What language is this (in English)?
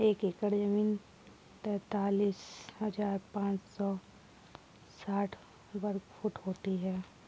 Hindi